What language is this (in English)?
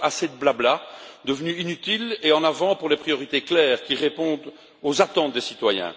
French